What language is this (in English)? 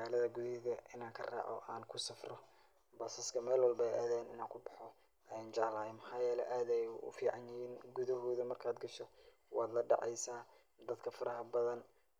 Somali